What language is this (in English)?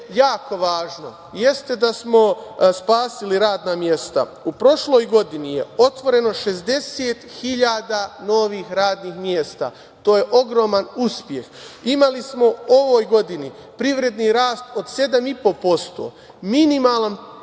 Serbian